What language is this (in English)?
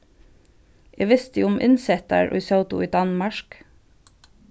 Faroese